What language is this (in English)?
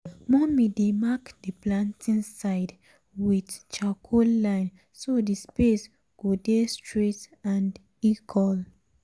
Nigerian Pidgin